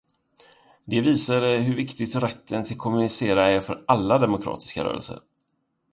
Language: Swedish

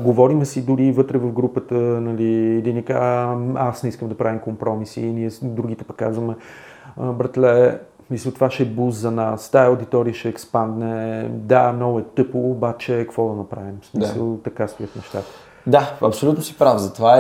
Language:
Bulgarian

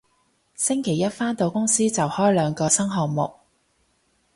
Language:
Cantonese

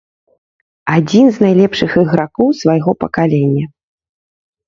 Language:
Belarusian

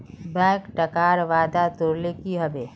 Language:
Magahi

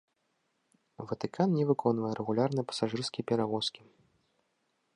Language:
Belarusian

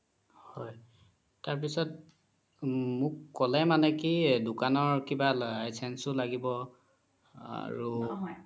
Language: Assamese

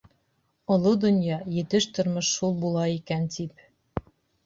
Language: Bashkir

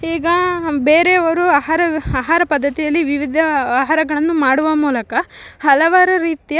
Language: Kannada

